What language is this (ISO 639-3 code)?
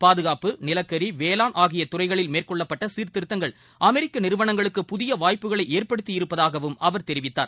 tam